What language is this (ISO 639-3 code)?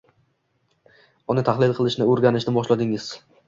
uzb